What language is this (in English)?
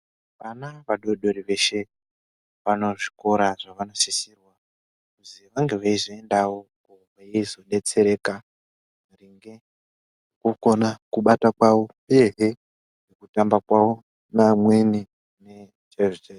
Ndau